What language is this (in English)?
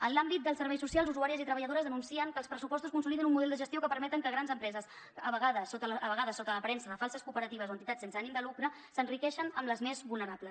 Catalan